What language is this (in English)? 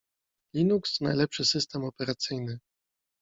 Polish